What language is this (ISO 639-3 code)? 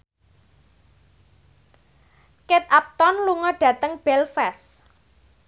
jav